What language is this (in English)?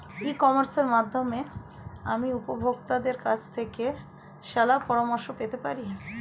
Bangla